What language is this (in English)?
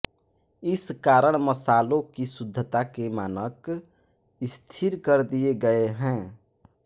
Hindi